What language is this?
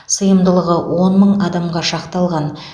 Kazakh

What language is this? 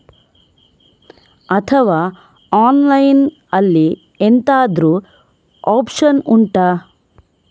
Kannada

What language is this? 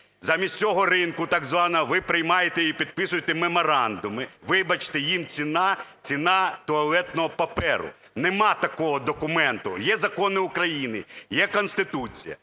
Ukrainian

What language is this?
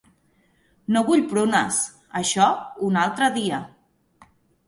Catalan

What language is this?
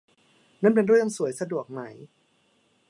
Thai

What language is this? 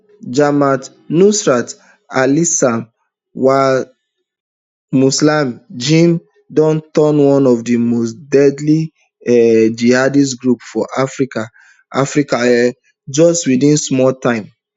Nigerian Pidgin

